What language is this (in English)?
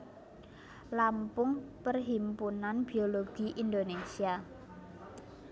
Javanese